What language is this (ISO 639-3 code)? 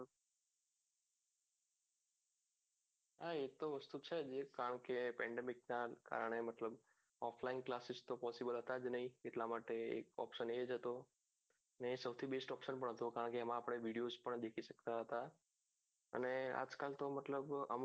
guj